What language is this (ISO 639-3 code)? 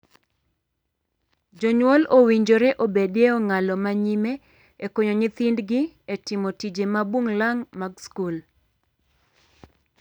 luo